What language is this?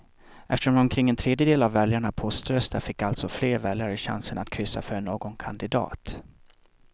Swedish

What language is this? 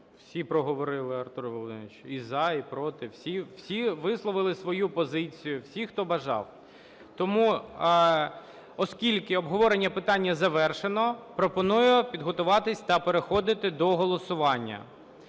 Ukrainian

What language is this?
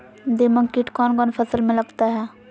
Magahi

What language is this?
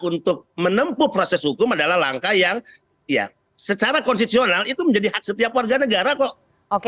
Indonesian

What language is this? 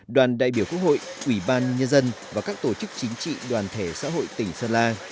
Vietnamese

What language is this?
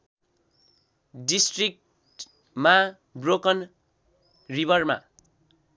Nepali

